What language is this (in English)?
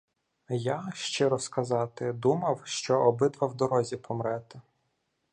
Ukrainian